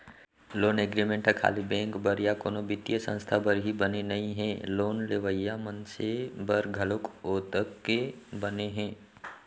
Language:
Chhattisgarhi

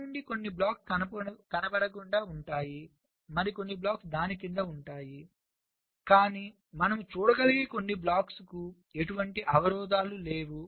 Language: Telugu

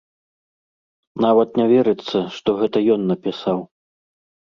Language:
Belarusian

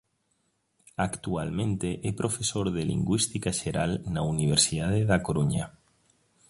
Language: Galician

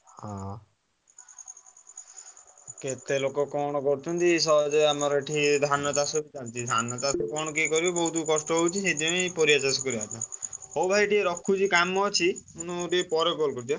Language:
Odia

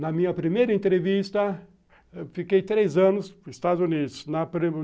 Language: Portuguese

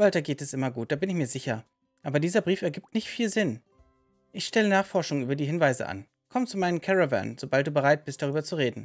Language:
German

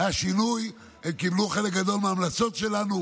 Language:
Hebrew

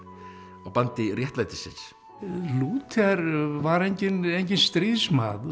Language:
Icelandic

